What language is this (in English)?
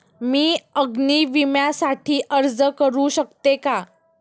Marathi